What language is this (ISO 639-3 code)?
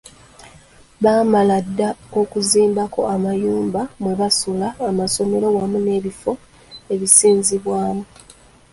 lug